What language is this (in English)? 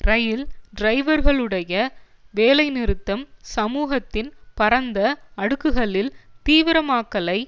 Tamil